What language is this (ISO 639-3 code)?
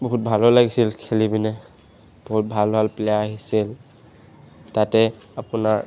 asm